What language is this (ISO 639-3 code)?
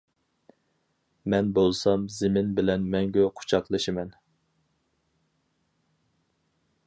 uig